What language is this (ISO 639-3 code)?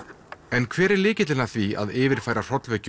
isl